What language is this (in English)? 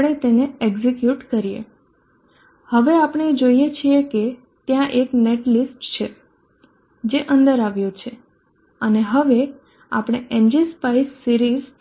Gujarati